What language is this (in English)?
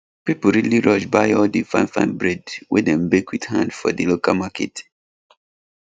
Nigerian Pidgin